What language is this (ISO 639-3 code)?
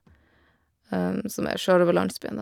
nor